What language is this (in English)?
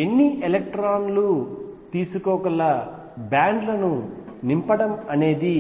Telugu